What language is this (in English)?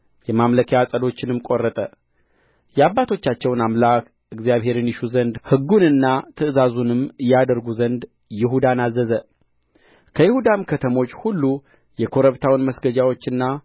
Amharic